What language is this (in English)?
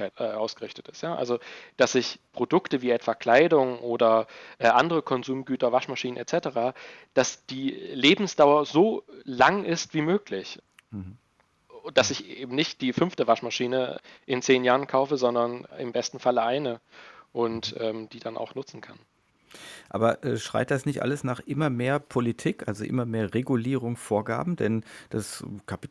German